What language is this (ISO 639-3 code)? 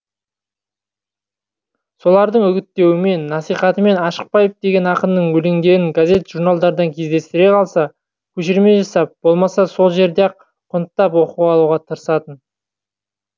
kaz